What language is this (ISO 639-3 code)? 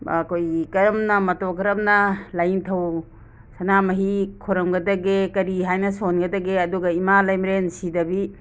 mni